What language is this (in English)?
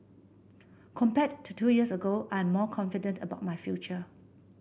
English